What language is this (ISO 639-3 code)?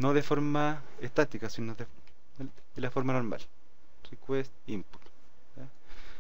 spa